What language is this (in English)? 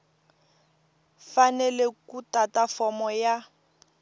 Tsonga